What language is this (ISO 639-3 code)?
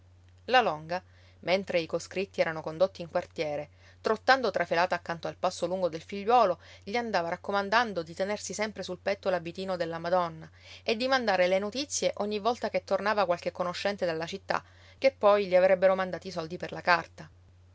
ita